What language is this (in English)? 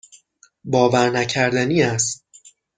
Persian